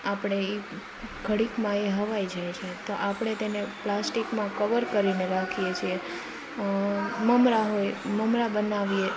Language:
Gujarati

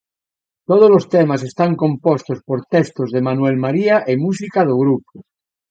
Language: Galician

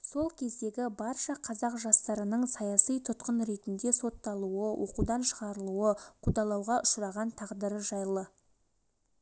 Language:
Kazakh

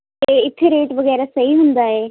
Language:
Punjabi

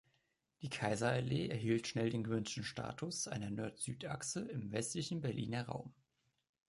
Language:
German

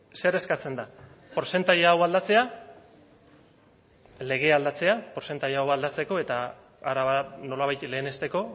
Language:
Basque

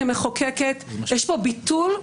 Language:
Hebrew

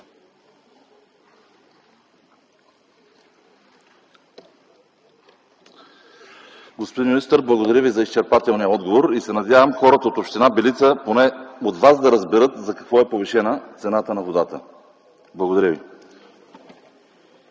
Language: Bulgarian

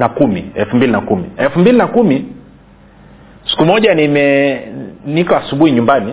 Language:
Swahili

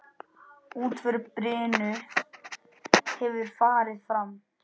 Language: Icelandic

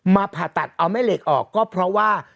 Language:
Thai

